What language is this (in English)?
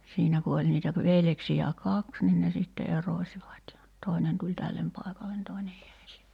Finnish